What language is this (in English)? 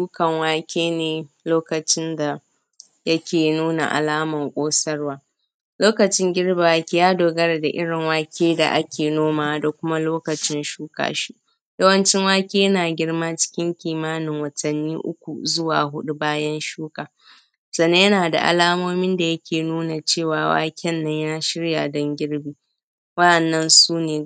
Hausa